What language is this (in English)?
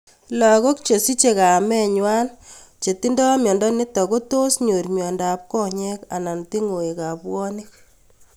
Kalenjin